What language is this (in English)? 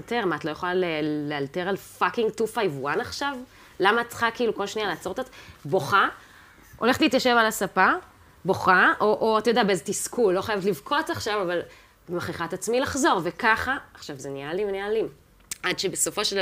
Hebrew